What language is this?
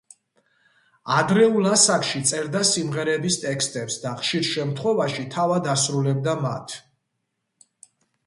Georgian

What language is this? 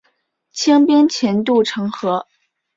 Chinese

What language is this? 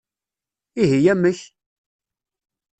Kabyle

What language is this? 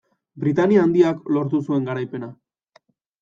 Basque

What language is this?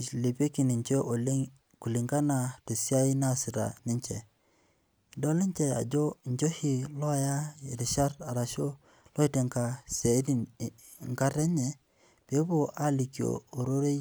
Masai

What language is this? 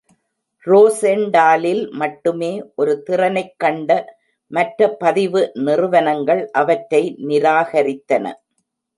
Tamil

